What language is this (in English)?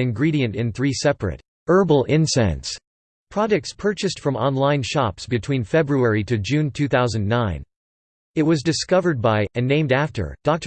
English